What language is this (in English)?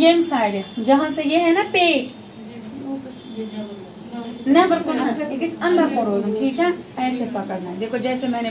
Turkish